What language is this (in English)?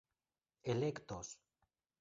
Esperanto